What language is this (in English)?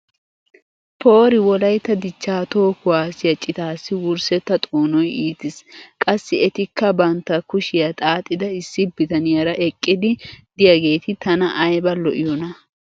Wolaytta